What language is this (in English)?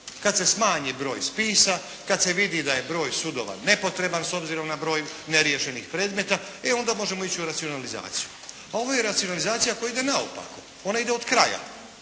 Croatian